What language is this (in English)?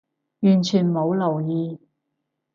Cantonese